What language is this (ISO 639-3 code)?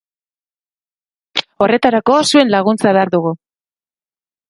eus